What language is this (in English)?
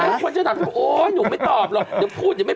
Thai